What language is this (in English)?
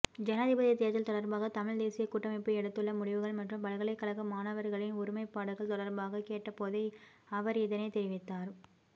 Tamil